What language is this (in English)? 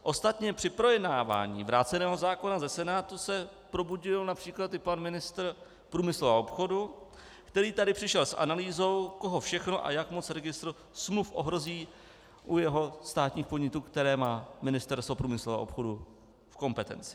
Czech